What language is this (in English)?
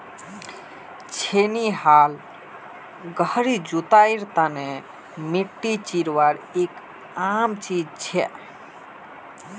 Magahi